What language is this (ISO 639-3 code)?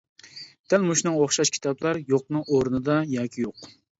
uig